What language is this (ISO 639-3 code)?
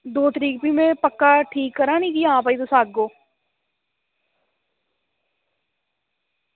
doi